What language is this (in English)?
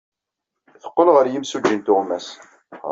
Kabyle